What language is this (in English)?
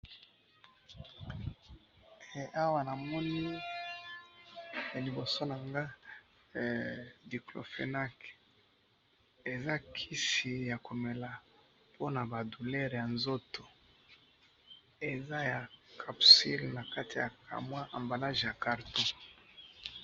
Lingala